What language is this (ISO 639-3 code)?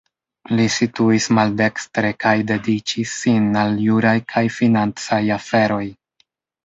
epo